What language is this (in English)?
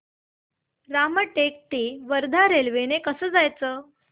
Marathi